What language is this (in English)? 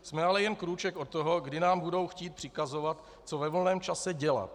Czech